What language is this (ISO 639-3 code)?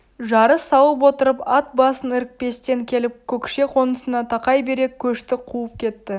kaz